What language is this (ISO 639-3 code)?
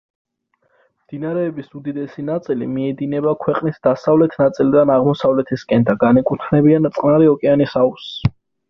kat